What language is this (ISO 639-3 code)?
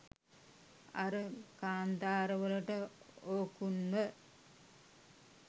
sin